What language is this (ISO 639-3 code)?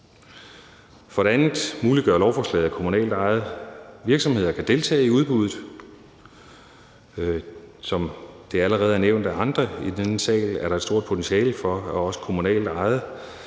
dan